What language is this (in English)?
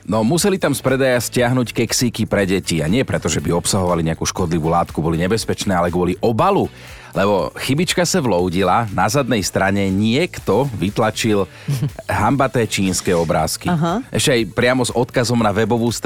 Slovak